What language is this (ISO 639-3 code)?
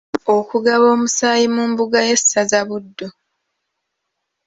lug